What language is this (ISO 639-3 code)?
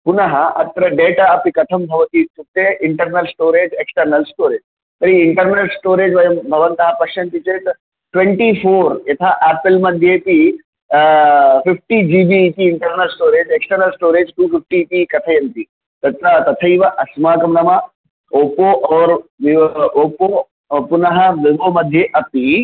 san